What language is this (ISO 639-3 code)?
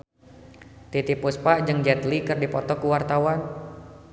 sun